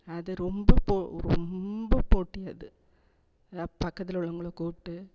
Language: Tamil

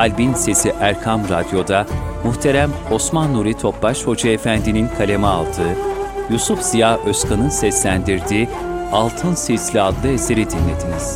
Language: Turkish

